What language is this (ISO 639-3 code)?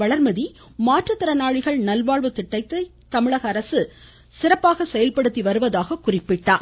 tam